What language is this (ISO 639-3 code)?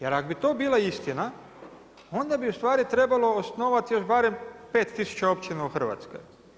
hrv